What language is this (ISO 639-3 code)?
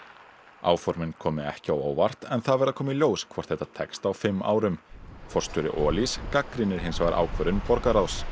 isl